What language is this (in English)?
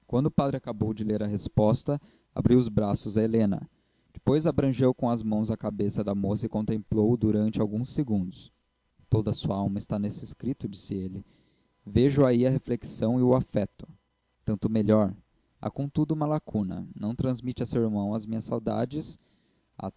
Portuguese